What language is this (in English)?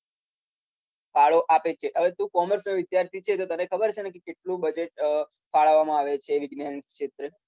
Gujarati